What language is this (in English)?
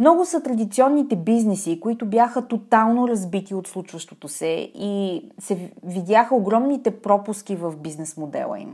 Bulgarian